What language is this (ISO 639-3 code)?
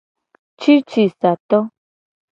gej